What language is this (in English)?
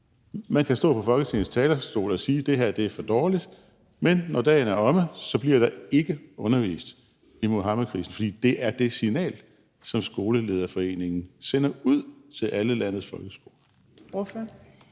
Danish